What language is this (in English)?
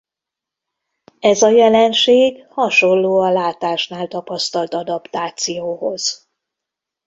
Hungarian